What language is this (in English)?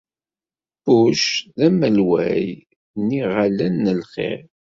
Kabyle